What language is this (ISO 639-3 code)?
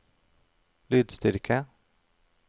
nor